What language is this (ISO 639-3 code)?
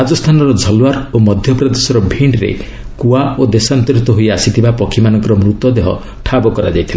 ori